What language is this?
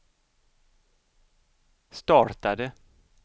Swedish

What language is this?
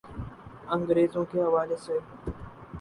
Urdu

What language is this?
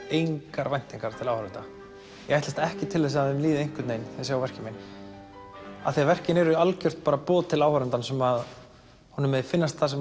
Icelandic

